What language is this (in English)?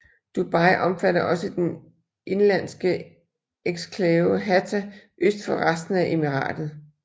Danish